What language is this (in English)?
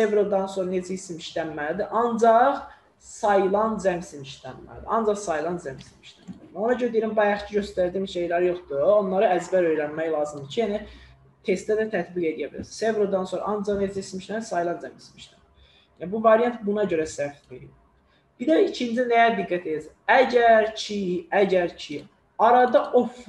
Turkish